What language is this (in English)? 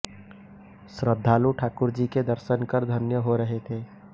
Hindi